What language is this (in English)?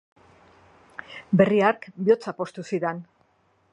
Basque